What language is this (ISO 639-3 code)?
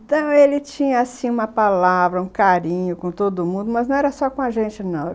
por